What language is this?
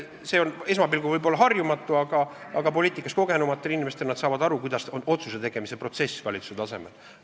Estonian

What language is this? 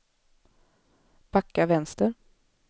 Swedish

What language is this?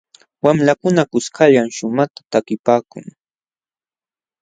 Jauja Wanca Quechua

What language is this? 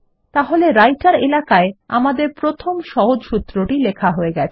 Bangla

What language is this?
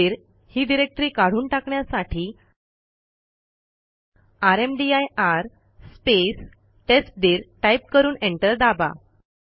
Marathi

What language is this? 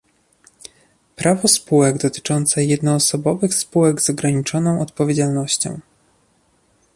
Polish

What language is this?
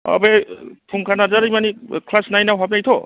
Bodo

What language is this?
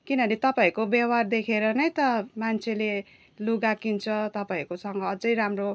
Nepali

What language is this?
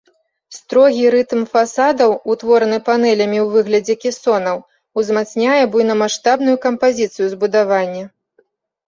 Belarusian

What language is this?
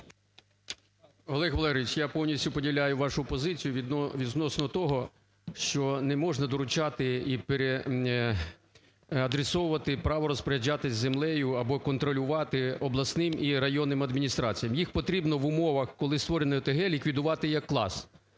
Ukrainian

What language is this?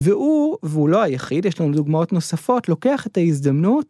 Hebrew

